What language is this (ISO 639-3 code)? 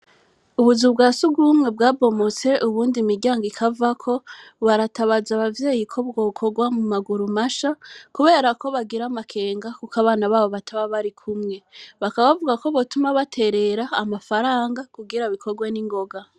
run